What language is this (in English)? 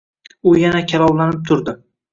Uzbek